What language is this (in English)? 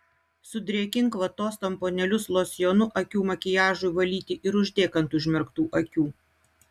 Lithuanian